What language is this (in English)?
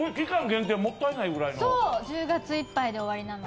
Japanese